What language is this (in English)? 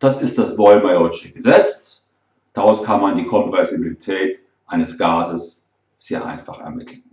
German